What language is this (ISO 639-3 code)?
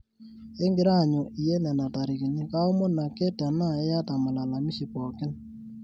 mas